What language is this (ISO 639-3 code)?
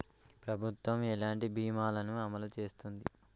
tel